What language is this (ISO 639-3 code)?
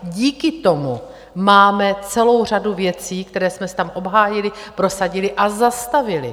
ces